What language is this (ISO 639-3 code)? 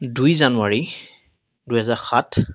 asm